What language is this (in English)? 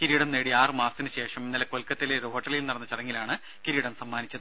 Malayalam